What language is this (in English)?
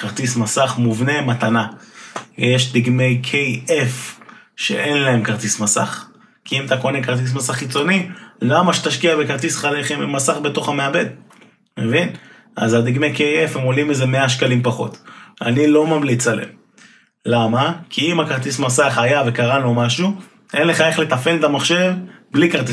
Hebrew